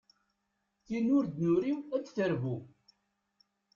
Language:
Kabyle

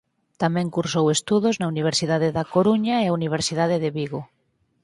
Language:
Galician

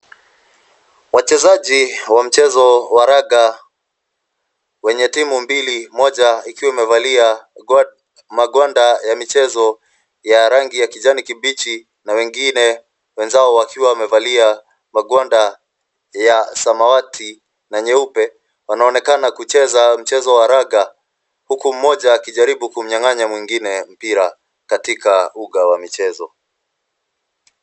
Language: Swahili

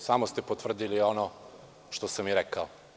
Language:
Serbian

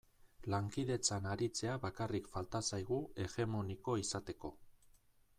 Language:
Basque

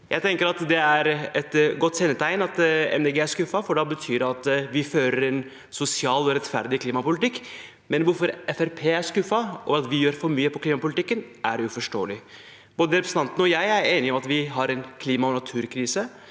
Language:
Norwegian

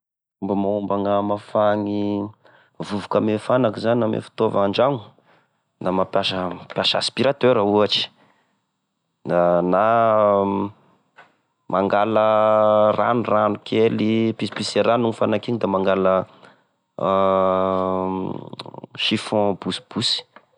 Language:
Tesaka Malagasy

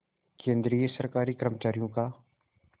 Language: Hindi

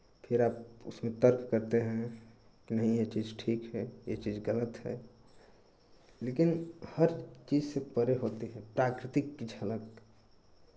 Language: Hindi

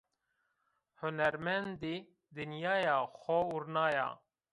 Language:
Zaza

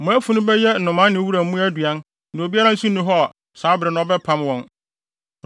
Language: Akan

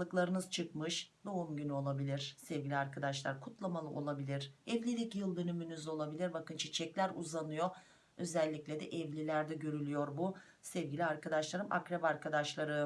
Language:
Turkish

